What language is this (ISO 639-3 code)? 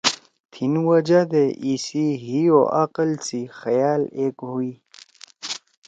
trw